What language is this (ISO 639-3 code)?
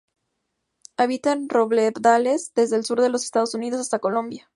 spa